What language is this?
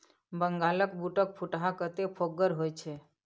Maithili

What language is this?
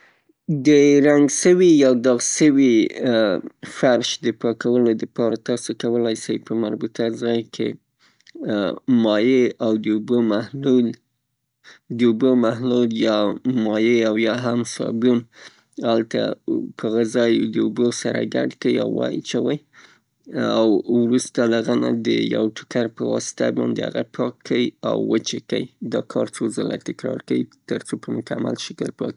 Pashto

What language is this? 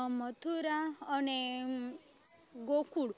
Gujarati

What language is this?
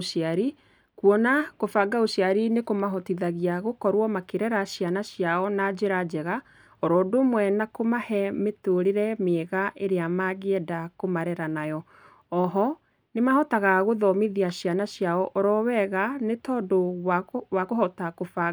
Kikuyu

